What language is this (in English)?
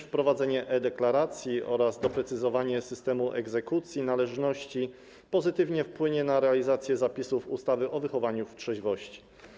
Polish